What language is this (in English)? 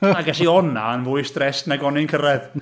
Welsh